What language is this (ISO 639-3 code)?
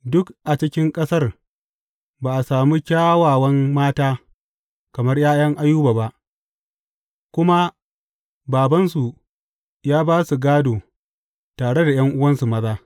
hau